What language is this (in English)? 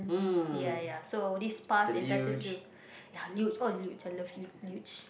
English